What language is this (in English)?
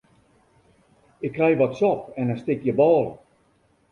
Western Frisian